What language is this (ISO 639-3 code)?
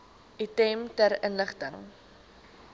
afr